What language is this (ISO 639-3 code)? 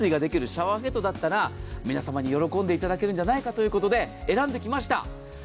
jpn